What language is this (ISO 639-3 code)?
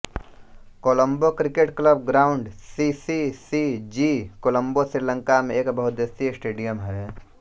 hin